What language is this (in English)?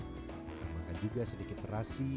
Indonesian